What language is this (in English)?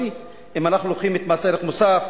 Hebrew